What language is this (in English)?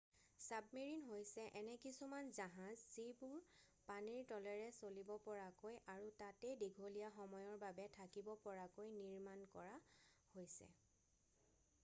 Assamese